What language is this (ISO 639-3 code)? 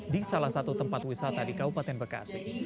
ind